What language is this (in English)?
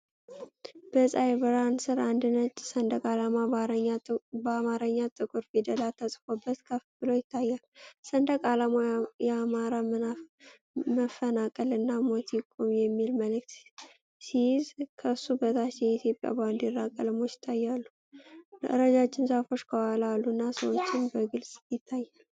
Amharic